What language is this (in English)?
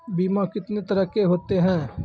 Maithili